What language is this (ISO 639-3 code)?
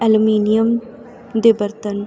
pan